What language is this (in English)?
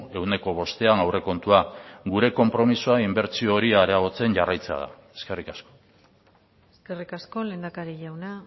Basque